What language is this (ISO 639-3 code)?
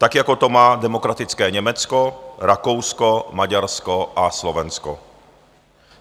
ces